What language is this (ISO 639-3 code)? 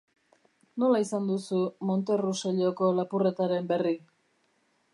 eus